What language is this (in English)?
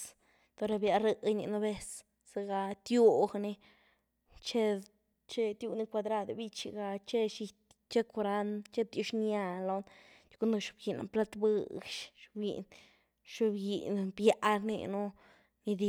Güilá Zapotec